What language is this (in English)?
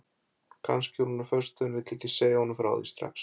Icelandic